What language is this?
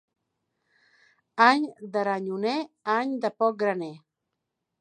Catalan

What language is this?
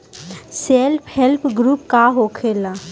Bhojpuri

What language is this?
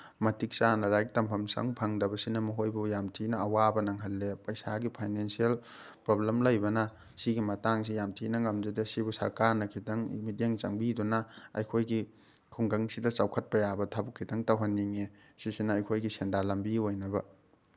Manipuri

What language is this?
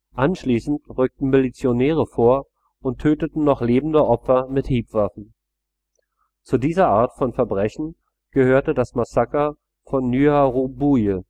German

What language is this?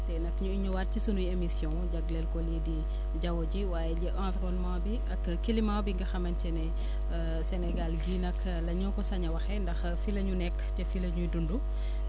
Wolof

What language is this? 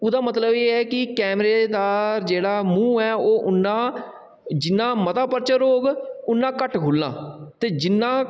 Dogri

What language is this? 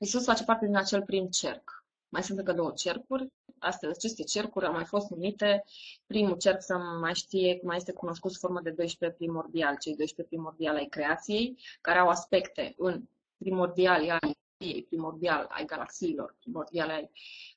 Romanian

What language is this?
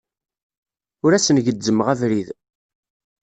Kabyle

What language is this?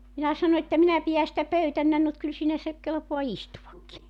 Finnish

